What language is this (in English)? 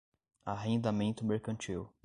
Portuguese